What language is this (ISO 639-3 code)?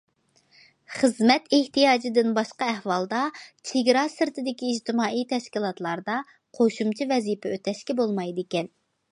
uig